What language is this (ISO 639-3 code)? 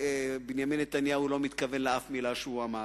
heb